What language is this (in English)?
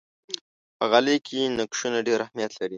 Pashto